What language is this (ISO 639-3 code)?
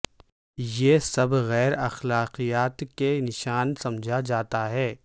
urd